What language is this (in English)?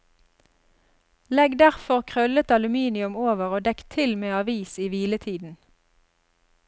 Norwegian